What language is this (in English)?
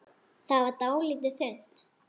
Icelandic